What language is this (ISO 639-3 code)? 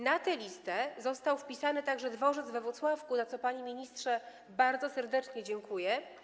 pol